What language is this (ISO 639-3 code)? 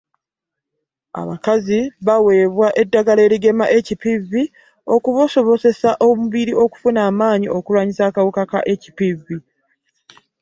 lug